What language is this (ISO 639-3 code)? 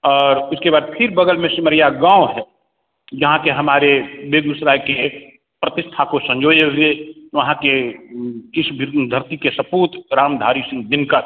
hin